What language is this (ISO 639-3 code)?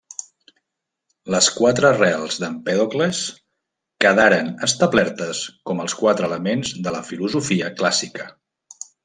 cat